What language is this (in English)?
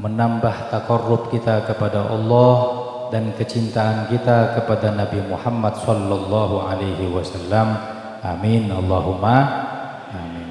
Indonesian